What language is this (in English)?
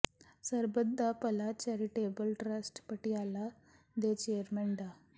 Punjabi